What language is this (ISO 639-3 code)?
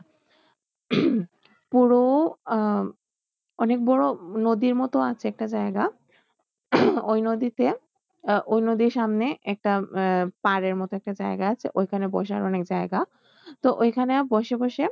ben